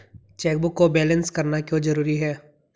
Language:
Hindi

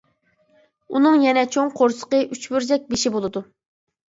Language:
Uyghur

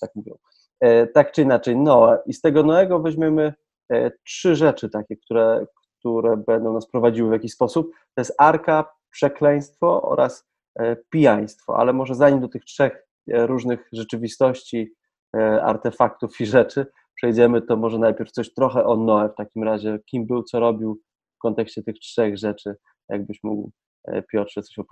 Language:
Polish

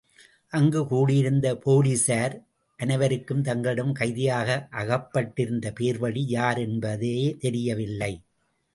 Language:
Tamil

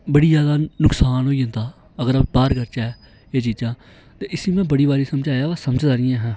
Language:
Dogri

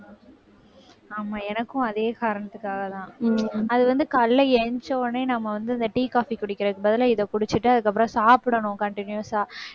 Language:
Tamil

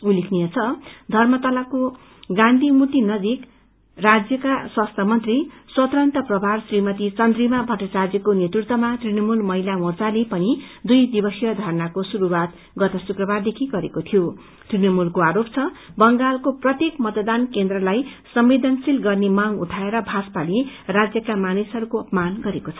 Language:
Nepali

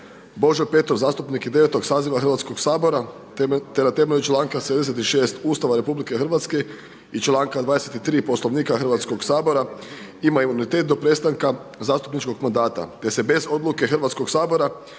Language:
Croatian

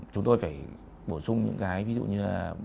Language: Vietnamese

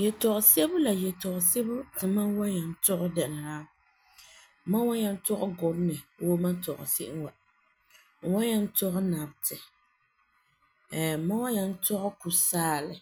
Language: Frafra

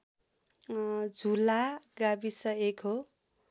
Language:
Nepali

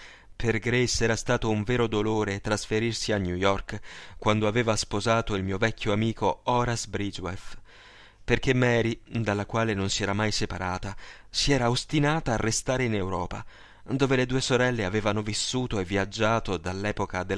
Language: Italian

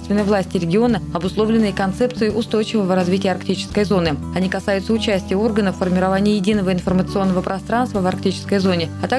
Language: Russian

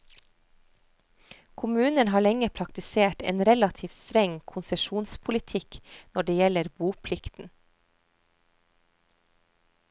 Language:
Norwegian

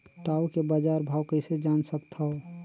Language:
Chhattisgarhi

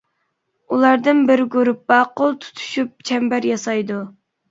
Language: Uyghur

